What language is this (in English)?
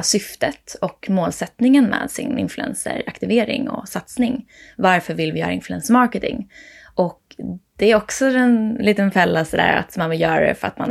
Swedish